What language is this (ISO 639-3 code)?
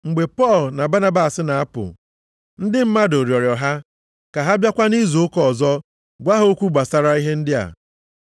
ibo